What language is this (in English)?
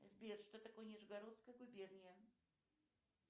Russian